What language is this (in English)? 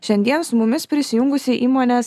Lithuanian